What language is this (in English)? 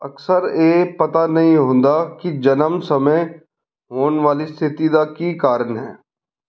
Punjabi